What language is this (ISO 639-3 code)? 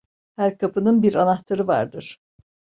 tur